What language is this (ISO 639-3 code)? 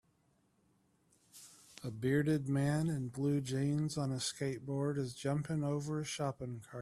eng